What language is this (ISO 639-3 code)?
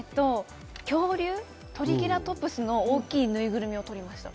jpn